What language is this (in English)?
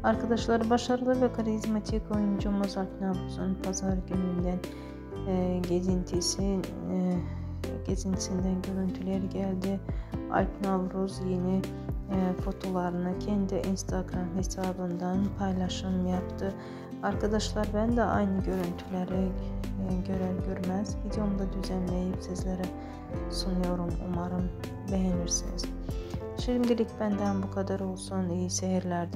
Turkish